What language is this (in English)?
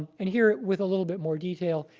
English